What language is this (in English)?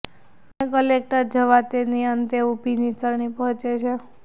Gujarati